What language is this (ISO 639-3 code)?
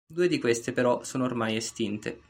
ita